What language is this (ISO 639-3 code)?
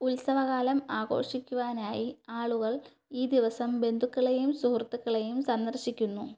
mal